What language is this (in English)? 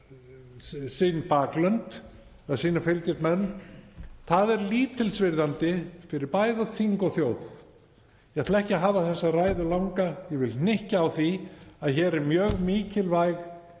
Icelandic